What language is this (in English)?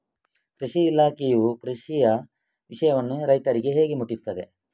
Kannada